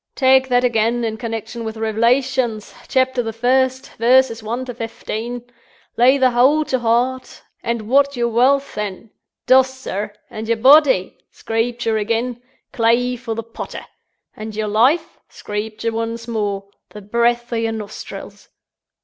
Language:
English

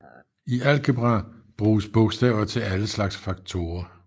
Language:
Danish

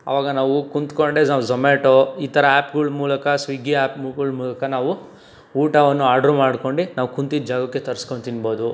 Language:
Kannada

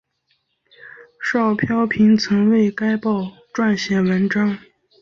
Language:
Chinese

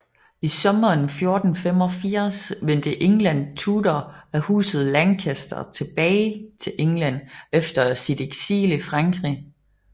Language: Danish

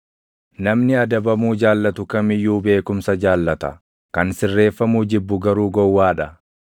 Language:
Oromo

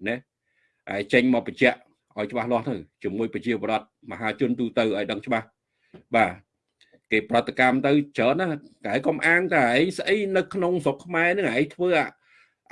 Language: Vietnamese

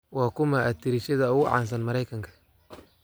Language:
Somali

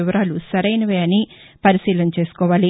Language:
Telugu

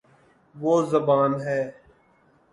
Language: Urdu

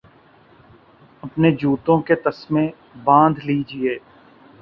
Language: Urdu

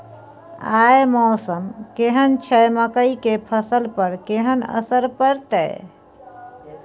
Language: Maithili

